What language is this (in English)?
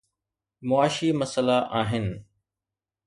Sindhi